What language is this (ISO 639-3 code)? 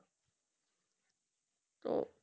ben